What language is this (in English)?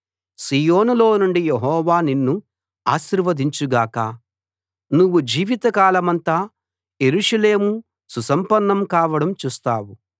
Telugu